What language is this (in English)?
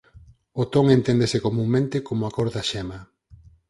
Galician